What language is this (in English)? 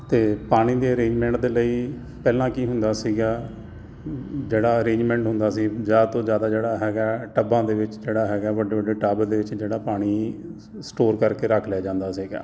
Punjabi